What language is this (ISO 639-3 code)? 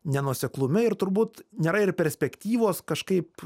lit